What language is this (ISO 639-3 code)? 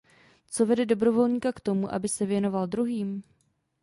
ces